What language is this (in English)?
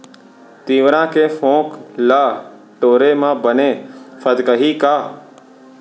Chhattisgarhi